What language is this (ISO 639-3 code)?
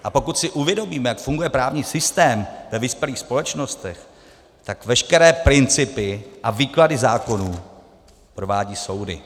ces